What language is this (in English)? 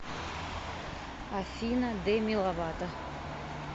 Russian